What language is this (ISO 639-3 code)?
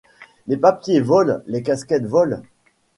fra